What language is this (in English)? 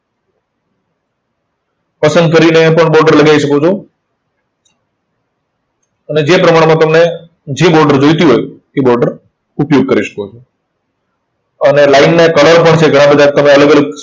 Gujarati